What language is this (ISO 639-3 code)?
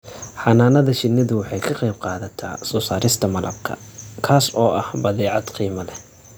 som